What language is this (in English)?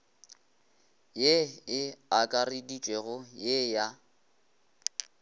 Northern Sotho